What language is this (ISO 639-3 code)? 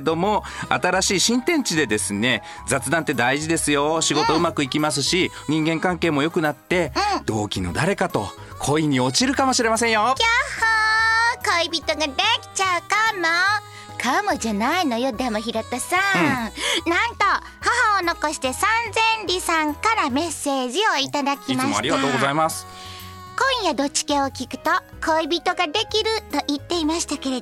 jpn